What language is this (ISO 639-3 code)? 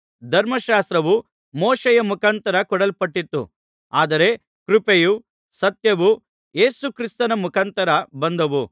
kan